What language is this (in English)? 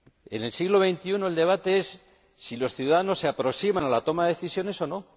Spanish